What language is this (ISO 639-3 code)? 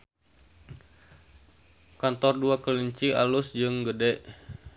sun